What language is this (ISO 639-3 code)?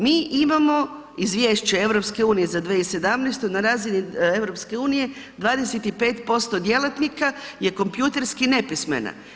hrv